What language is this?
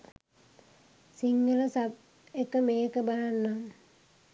Sinhala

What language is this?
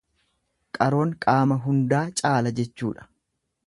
Oromo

